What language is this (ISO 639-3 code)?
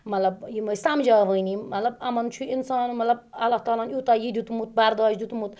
kas